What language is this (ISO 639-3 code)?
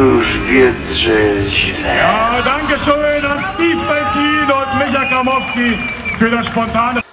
pol